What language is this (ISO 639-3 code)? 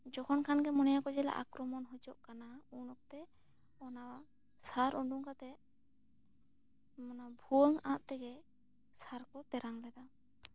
sat